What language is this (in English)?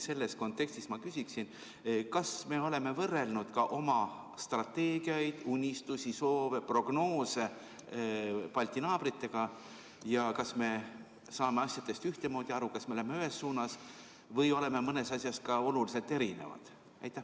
Estonian